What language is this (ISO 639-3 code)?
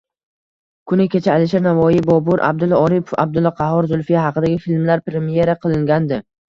uzb